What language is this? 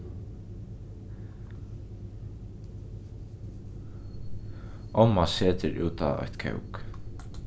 Faroese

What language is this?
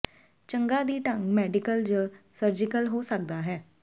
Punjabi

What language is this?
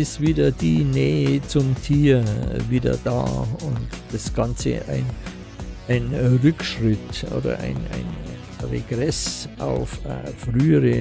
German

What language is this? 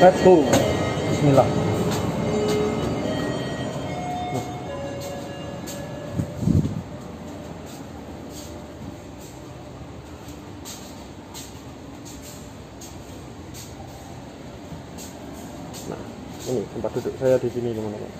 Indonesian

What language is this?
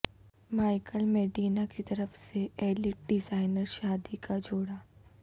Urdu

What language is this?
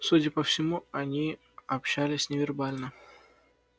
Russian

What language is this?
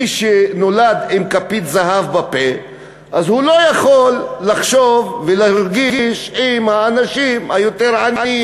Hebrew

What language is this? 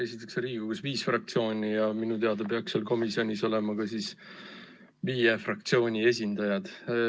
Estonian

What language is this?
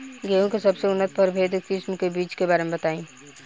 Bhojpuri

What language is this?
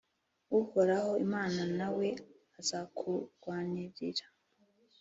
Kinyarwanda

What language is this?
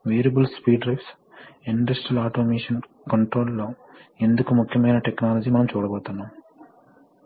Telugu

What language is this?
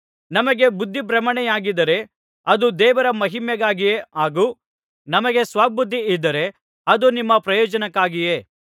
Kannada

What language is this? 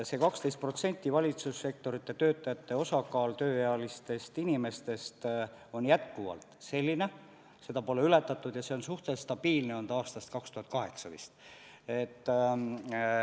Estonian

